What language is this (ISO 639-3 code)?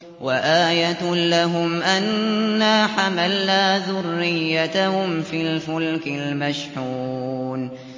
ara